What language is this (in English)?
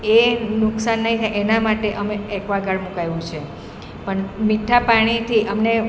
Gujarati